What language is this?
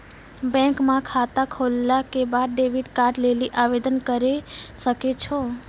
Maithili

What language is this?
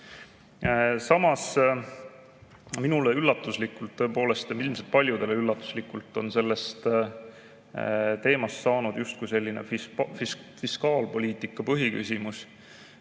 Estonian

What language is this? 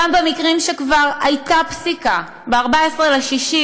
Hebrew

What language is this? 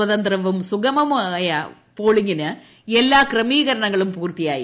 Malayalam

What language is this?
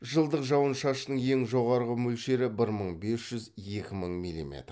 Kazakh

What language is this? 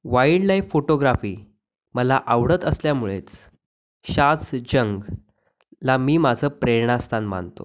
Marathi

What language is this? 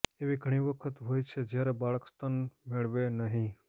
Gujarati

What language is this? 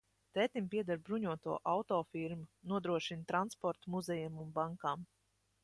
Latvian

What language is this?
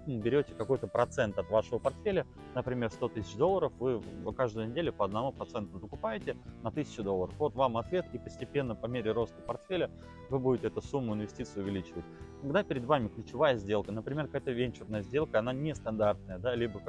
Russian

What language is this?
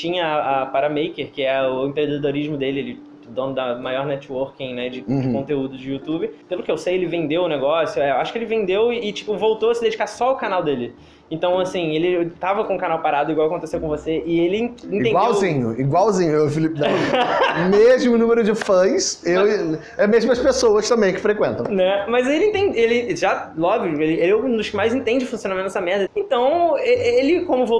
Portuguese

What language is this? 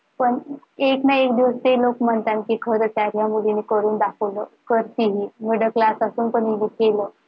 Marathi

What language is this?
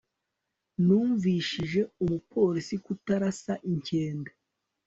Kinyarwanda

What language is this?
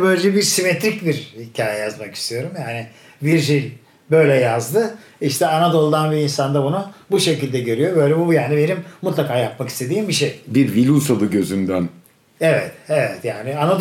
Turkish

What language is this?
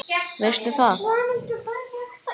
Icelandic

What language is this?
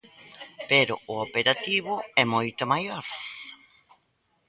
Galician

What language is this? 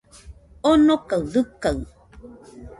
Nüpode Huitoto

